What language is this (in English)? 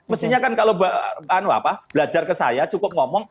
Indonesian